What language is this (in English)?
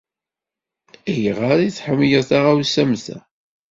Kabyle